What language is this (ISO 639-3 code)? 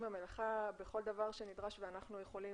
heb